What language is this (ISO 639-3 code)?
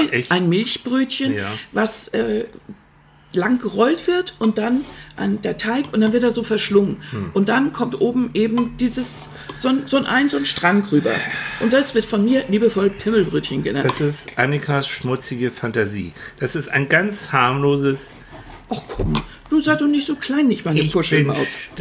deu